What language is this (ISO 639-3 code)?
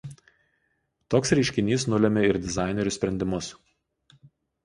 lit